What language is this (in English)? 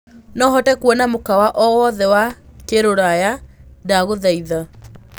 Kikuyu